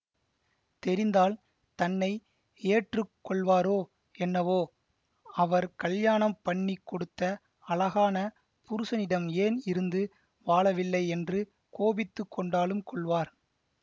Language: Tamil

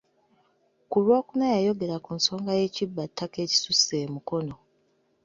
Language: Ganda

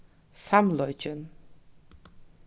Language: Faroese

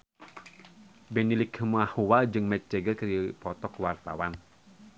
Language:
Sundanese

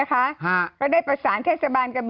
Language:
Thai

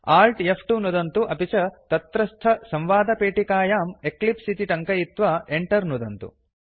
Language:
Sanskrit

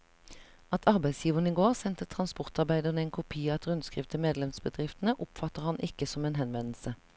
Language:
Norwegian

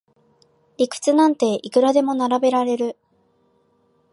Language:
Japanese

